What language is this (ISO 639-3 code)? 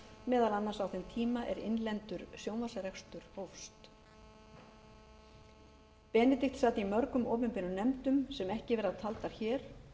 isl